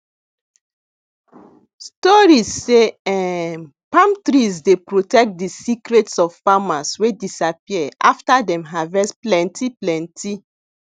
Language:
Nigerian Pidgin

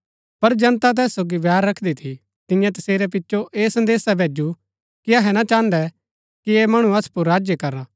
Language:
Gaddi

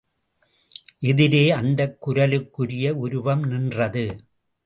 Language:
Tamil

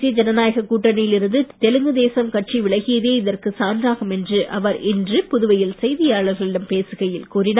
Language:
Tamil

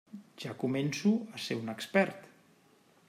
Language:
Catalan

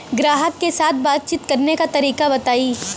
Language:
Bhojpuri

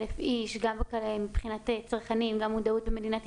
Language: Hebrew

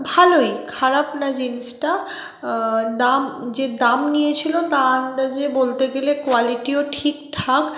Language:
Bangla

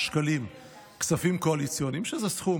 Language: Hebrew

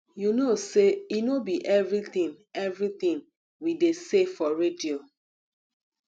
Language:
Nigerian Pidgin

